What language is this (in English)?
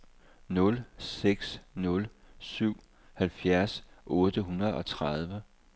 Danish